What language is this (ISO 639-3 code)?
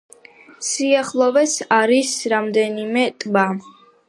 kat